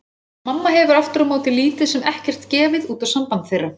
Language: Icelandic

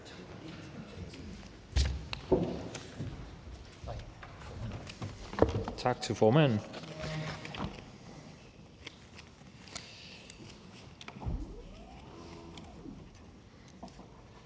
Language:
Danish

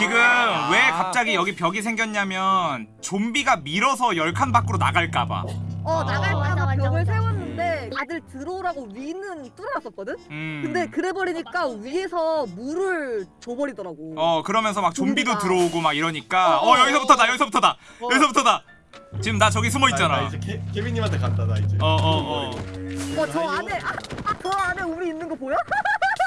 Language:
Korean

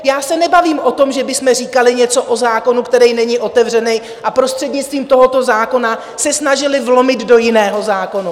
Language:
Czech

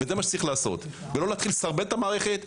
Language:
Hebrew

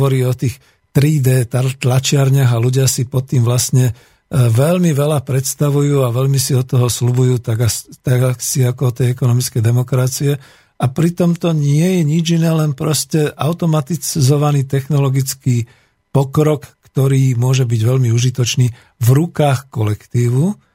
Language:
Slovak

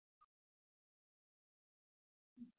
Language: Kannada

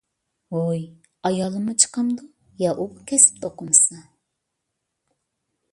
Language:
Uyghur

